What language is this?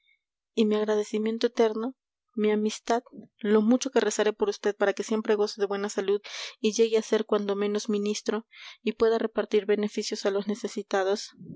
Spanish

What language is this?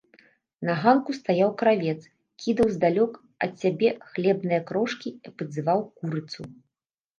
Belarusian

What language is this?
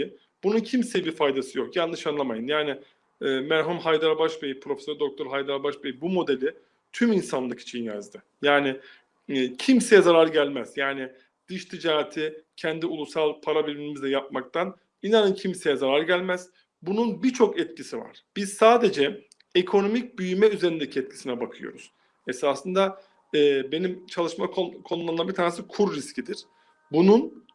Turkish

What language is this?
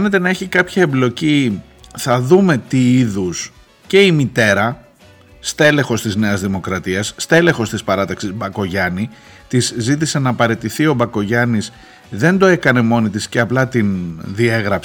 Greek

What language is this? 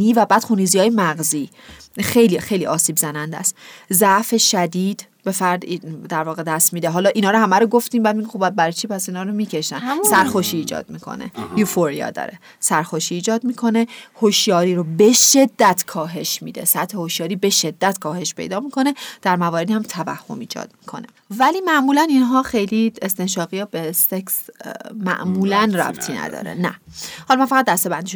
Persian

